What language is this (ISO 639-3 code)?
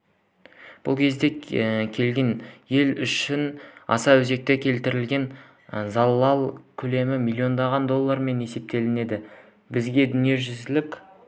kaz